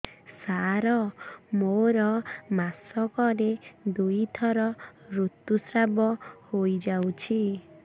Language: Odia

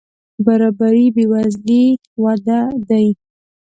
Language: Pashto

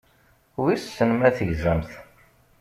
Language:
Kabyle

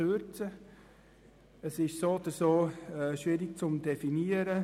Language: Swiss German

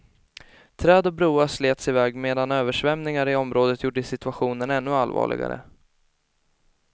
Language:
Swedish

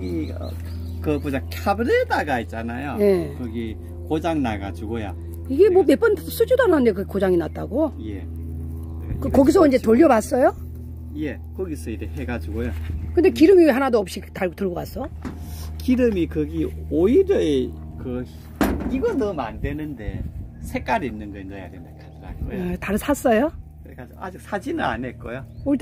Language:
Korean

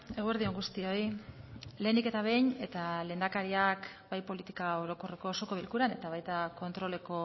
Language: Basque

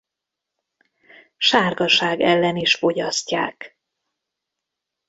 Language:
Hungarian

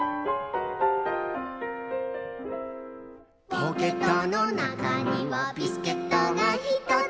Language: Japanese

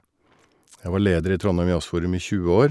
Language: Norwegian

